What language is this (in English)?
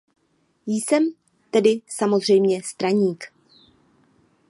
Czech